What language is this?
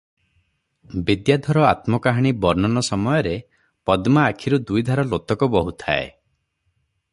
Odia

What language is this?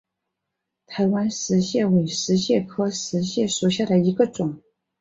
Chinese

